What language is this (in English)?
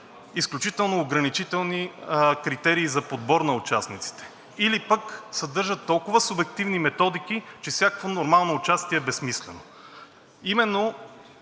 Bulgarian